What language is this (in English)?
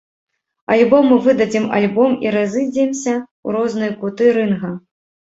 Belarusian